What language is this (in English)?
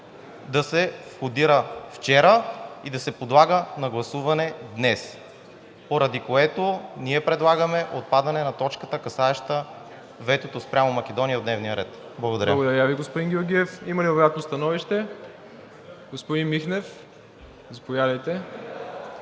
Bulgarian